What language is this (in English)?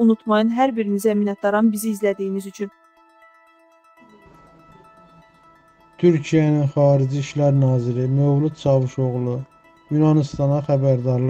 Turkish